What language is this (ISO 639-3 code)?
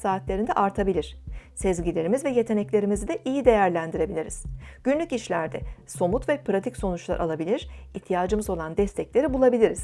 tur